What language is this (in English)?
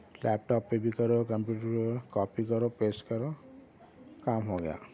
Urdu